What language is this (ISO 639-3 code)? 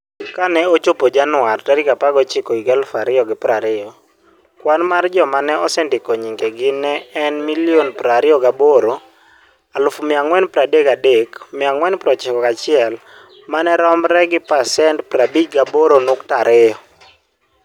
luo